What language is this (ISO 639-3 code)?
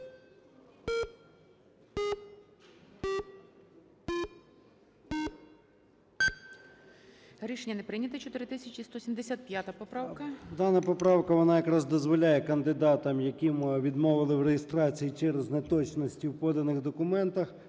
ukr